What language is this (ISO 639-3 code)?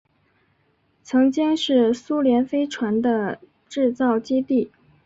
zho